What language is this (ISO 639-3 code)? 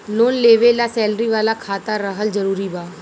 bho